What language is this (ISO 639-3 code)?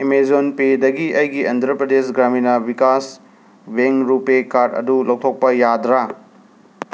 mni